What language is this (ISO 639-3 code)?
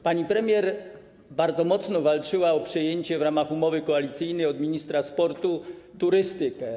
pol